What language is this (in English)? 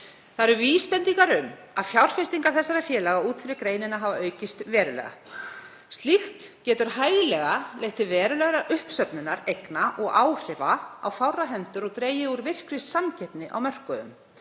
Icelandic